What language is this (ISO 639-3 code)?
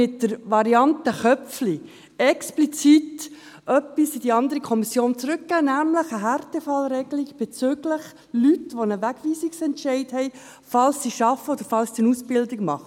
gsw